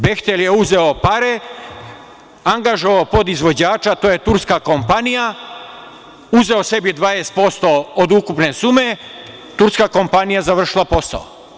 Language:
Serbian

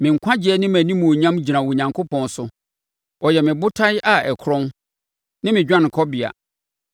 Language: Akan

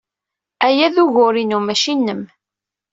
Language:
Kabyle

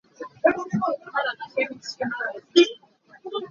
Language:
Hakha Chin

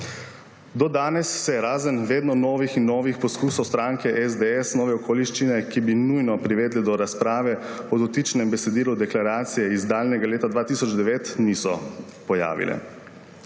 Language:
Slovenian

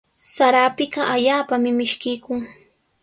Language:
Sihuas Ancash Quechua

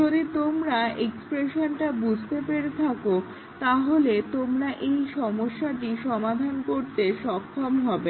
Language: Bangla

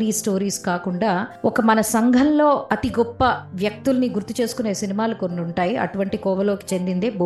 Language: Telugu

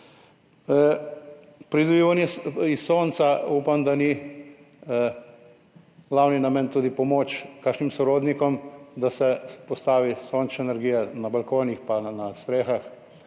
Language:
Slovenian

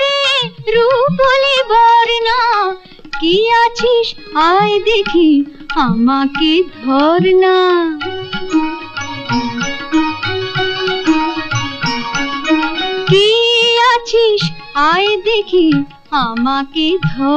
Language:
Hindi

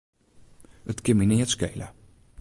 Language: Western Frisian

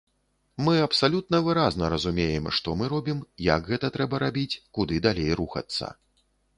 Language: Belarusian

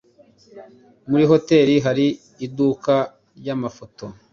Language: Kinyarwanda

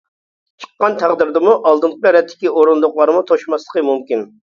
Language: Uyghur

